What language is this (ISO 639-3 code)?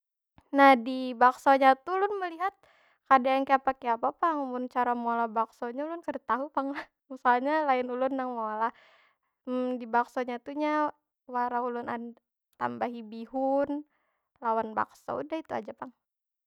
bjn